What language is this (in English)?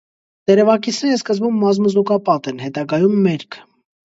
Armenian